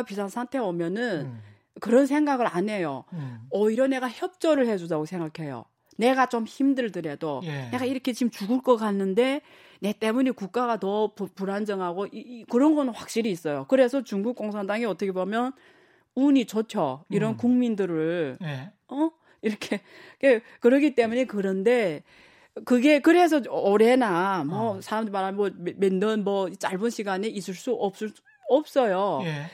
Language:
Korean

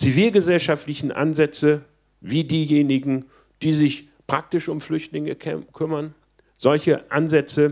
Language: German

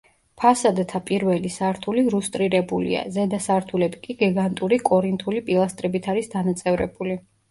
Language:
Georgian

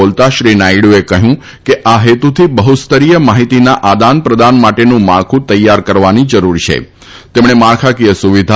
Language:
Gujarati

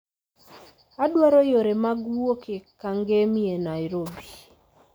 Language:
Luo (Kenya and Tanzania)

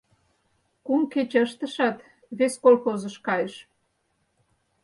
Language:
Mari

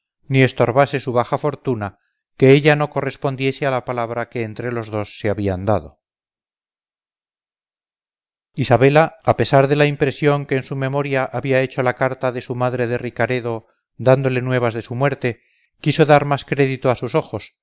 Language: Spanish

